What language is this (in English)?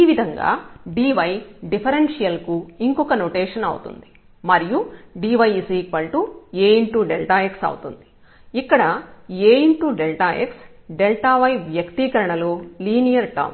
Telugu